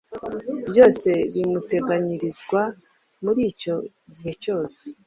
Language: Kinyarwanda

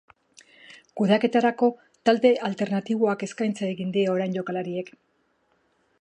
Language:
Basque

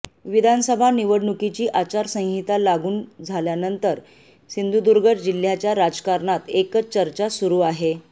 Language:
Marathi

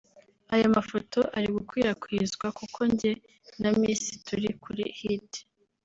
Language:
Kinyarwanda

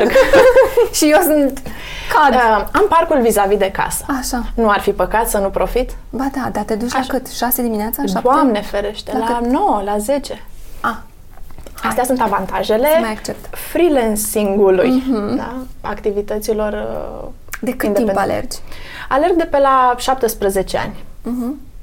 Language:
Romanian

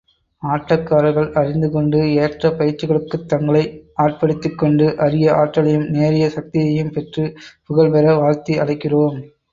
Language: Tamil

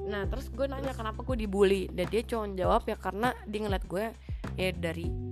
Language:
Indonesian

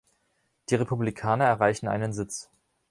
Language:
German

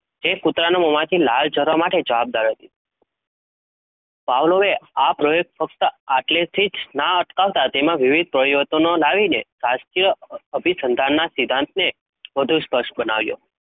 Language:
Gujarati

